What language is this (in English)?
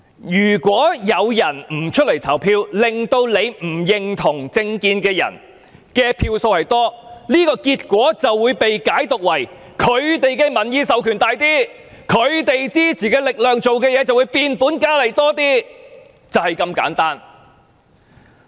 Cantonese